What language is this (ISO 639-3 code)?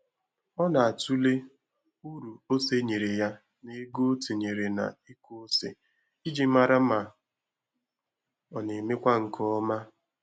ibo